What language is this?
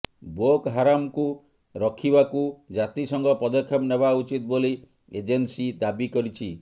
Odia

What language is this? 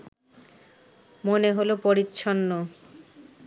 Bangla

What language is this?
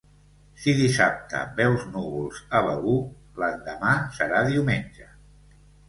Catalan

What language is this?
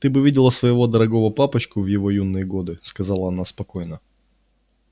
Russian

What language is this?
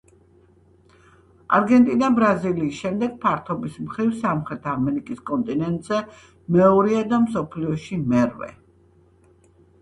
Georgian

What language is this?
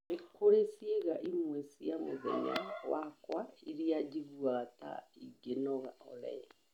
Kikuyu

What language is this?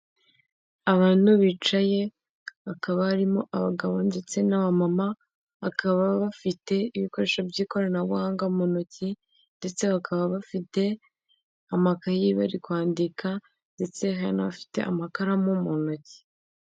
Kinyarwanda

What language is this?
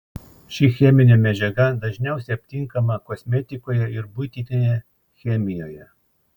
Lithuanian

